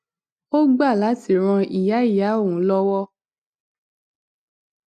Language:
Yoruba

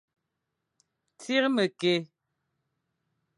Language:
Fang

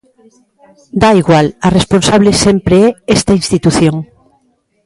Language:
Galician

